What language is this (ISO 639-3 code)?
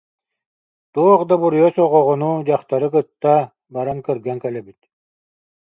sah